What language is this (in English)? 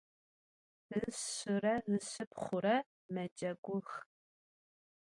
Adyghe